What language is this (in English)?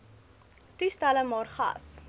Afrikaans